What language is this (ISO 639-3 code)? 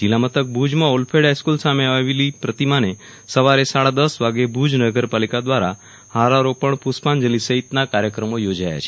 guj